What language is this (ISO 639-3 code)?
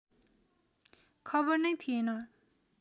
nep